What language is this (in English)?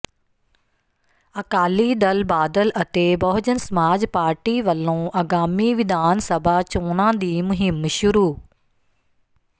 Punjabi